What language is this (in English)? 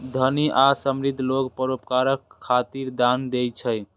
Maithili